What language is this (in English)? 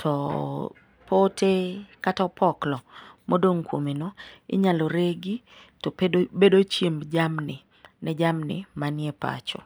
Luo (Kenya and Tanzania)